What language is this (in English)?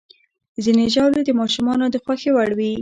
Pashto